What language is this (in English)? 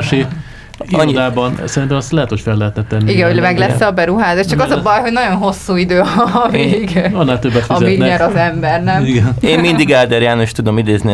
Hungarian